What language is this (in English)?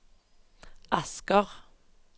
Norwegian